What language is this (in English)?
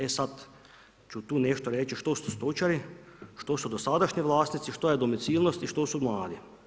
Croatian